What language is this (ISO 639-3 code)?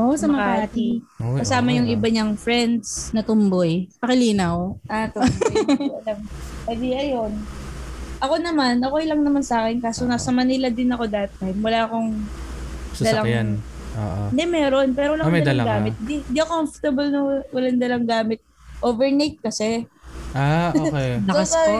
fil